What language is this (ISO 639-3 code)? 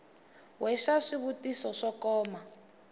tso